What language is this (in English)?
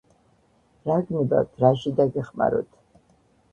Georgian